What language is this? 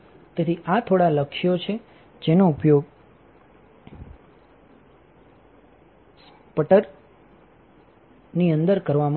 Gujarati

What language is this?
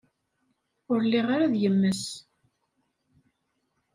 Kabyle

